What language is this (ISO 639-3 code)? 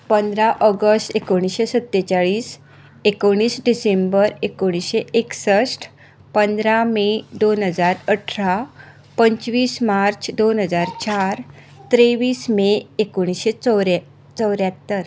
kok